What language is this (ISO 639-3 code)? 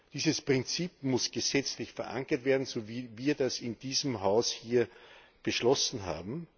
deu